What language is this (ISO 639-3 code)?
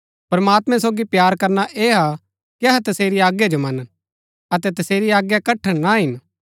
gbk